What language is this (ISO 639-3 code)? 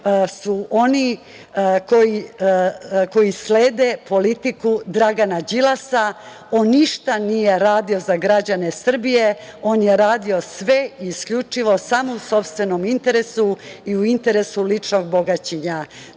srp